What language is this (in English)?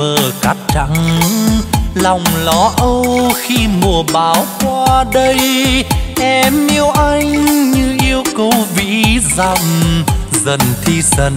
Vietnamese